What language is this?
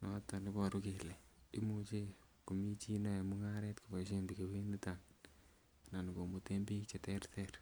Kalenjin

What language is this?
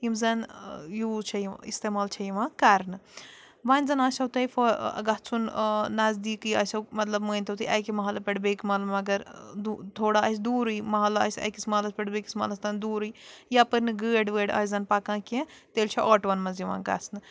Kashmiri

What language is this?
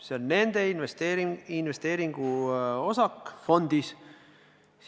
Estonian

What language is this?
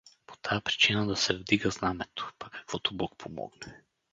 Bulgarian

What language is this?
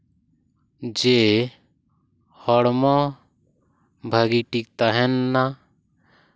Santali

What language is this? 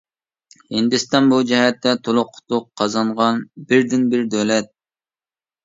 Uyghur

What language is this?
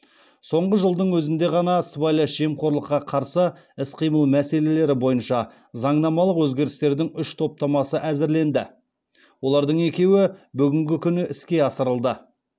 Kazakh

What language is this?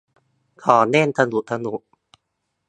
Thai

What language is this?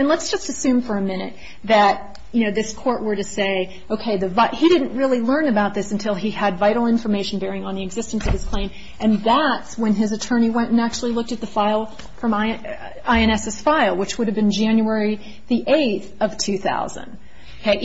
English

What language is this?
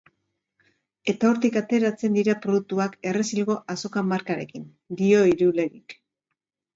Basque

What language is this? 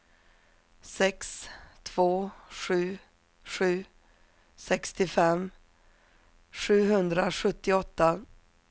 Swedish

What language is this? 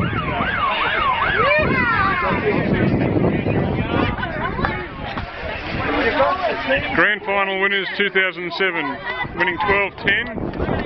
English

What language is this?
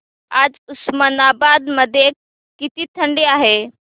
Marathi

